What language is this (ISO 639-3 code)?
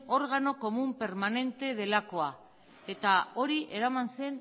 eus